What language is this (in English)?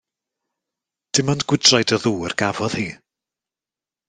Welsh